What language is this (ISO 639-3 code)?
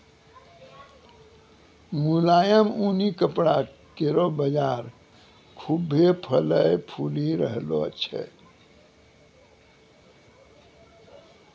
mai